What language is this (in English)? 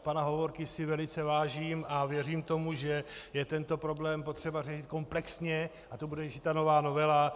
Czech